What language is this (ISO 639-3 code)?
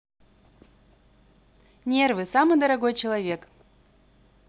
rus